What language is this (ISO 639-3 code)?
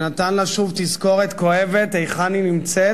heb